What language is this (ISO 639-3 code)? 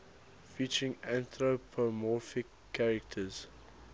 eng